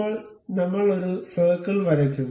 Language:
Malayalam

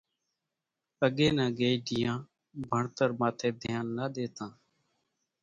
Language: Kachi Koli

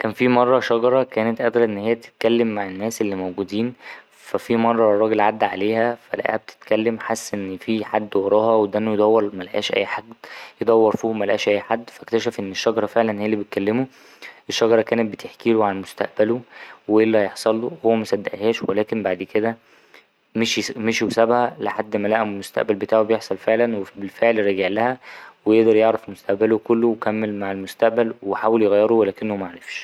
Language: Egyptian Arabic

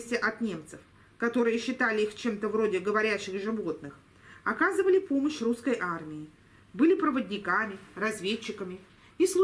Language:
Russian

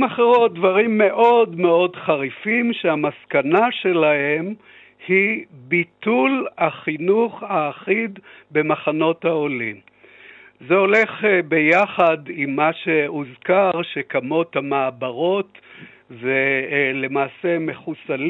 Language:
Hebrew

